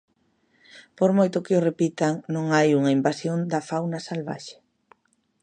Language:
Galician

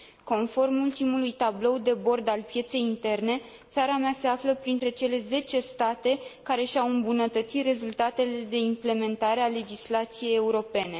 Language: Romanian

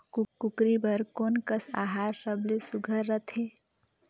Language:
Chhattisgarhi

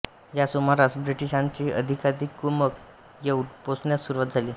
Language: Marathi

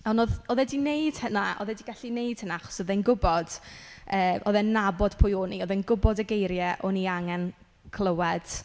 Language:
Welsh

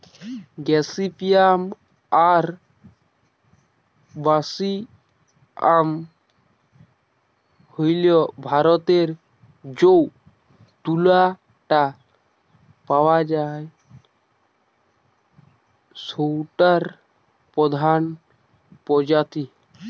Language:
Bangla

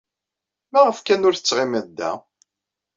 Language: Kabyle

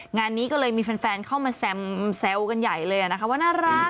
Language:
Thai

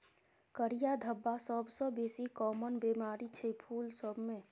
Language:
Maithili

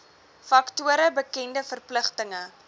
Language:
Afrikaans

